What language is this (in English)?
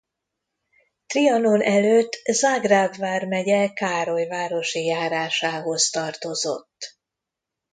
Hungarian